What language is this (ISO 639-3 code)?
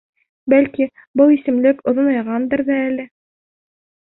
bak